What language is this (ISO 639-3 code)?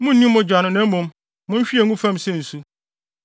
aka